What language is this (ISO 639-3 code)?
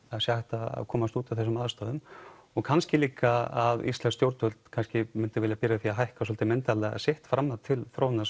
isl